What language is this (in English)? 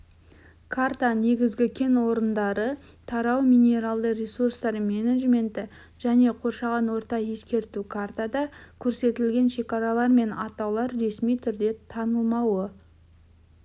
Kazakh